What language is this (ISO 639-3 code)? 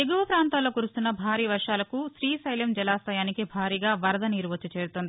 tel